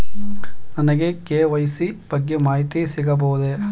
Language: Kannada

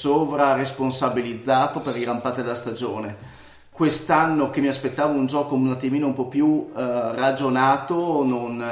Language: Italian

